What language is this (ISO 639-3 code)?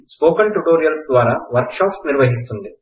tel